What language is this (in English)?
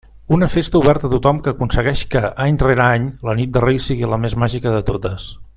Catalan